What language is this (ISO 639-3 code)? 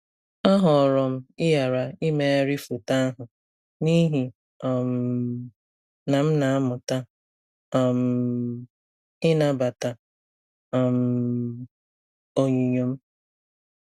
ibo